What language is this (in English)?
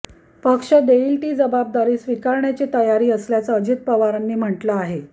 Marathi